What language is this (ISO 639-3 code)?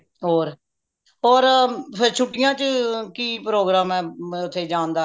pan